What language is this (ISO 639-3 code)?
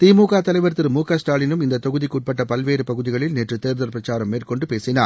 tam